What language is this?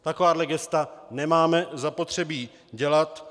Czech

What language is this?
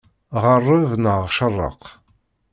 Kabyle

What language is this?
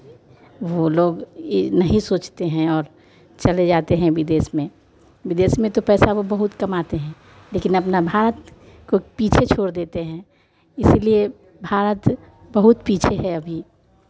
Hindi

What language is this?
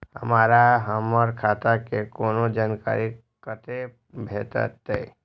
Maithili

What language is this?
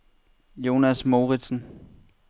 Danish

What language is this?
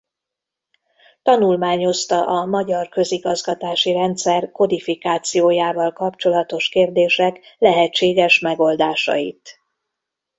Hungarian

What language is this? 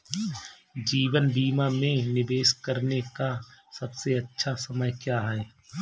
Hindi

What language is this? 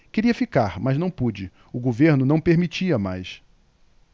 Portuguese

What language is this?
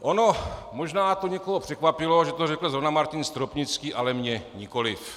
Czech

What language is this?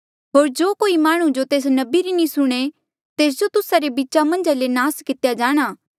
Mandeali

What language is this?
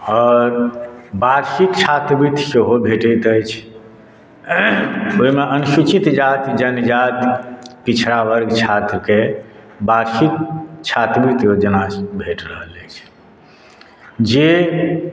Maithili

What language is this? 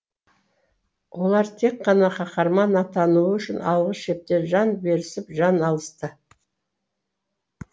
Kazakh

